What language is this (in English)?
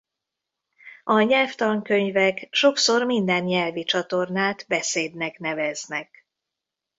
Hungarian